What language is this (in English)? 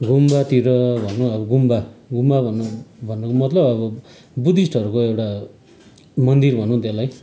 Nepali